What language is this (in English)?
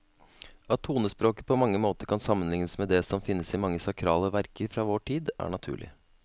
Norwegian